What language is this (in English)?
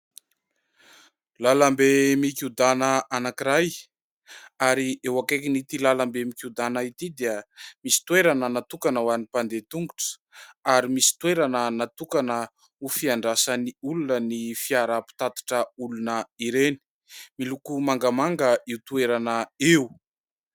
Malagasy